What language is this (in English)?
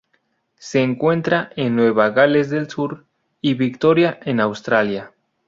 Spanish